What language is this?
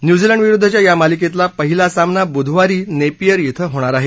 Marathi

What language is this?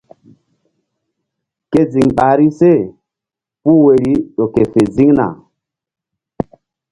Mbum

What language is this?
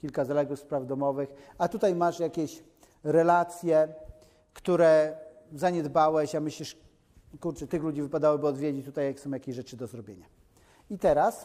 Polish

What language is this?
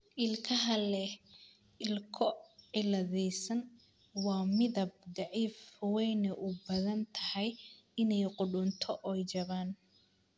Somali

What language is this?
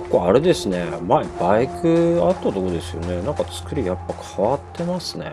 Japanese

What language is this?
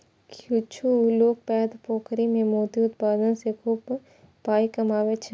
Maithili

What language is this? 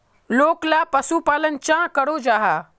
Magahi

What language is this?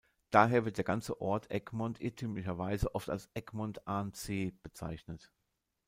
German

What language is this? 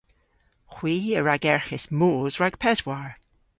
Cornish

